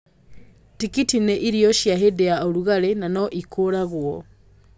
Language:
Kikuyu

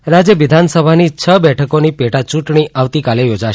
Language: Gujarati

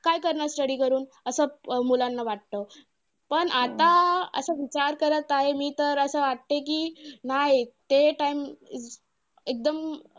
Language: Marathi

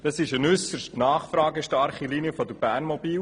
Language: Swiss German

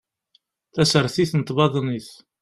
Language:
Kabyle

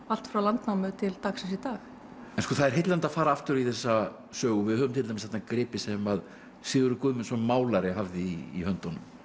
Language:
Icelandic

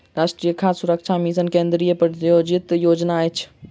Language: Maithili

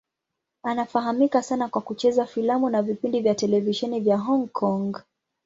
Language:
Swahili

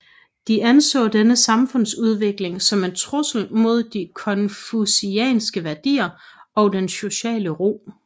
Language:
Danish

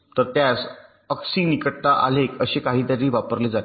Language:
Marathi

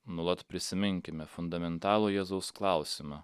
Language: Lithuanian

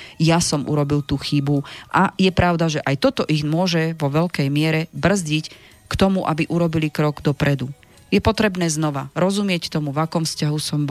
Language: Slovak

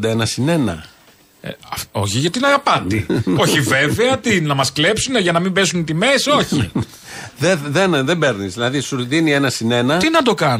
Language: Greek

